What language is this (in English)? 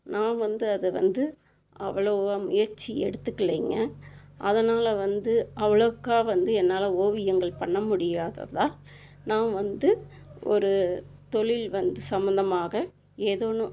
Tamil